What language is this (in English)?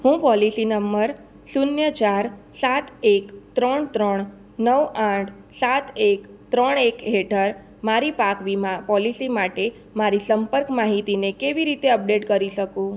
Gujarati